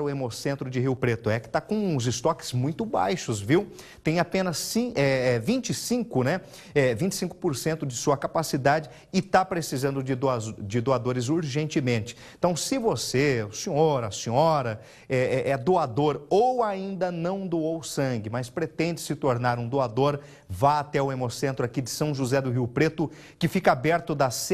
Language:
Portuguese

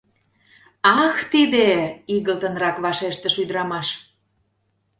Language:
Mari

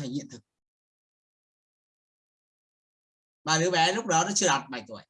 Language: Vietnamese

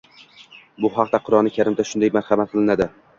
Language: Uzbek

